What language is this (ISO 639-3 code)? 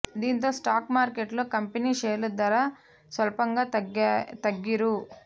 tel